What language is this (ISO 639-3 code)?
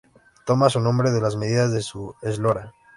spa